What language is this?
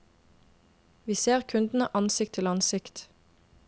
Norwegian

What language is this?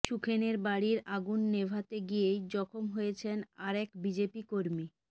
Bangla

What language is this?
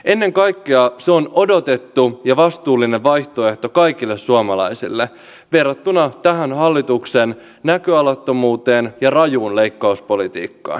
Finnish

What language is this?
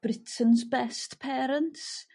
Welsh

